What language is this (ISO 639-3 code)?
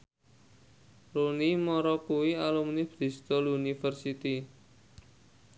jav